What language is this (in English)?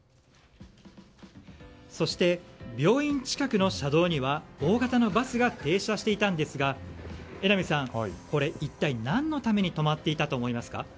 Japanese